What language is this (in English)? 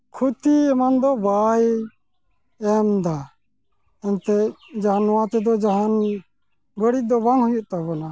Santali